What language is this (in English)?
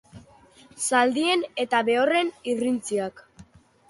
Basque